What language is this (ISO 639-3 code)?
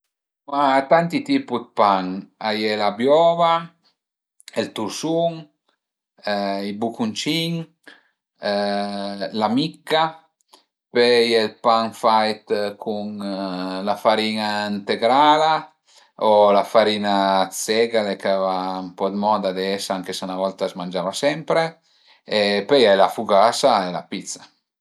pms